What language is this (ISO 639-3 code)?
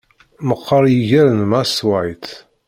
kab